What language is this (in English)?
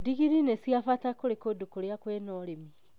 Kikuyu